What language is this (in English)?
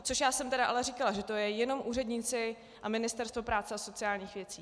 Czech